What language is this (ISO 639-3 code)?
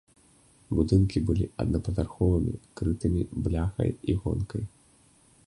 bel